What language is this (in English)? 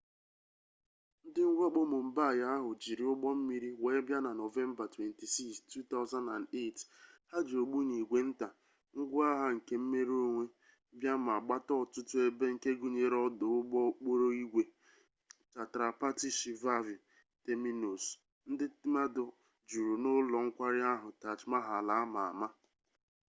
Igbo